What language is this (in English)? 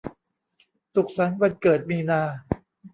Thai